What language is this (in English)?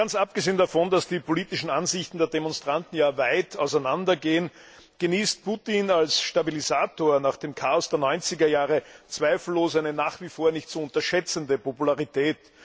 German